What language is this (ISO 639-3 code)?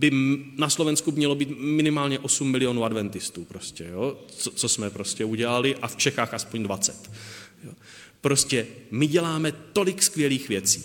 ces